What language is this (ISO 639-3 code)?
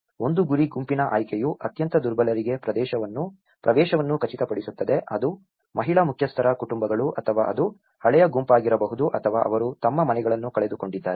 kan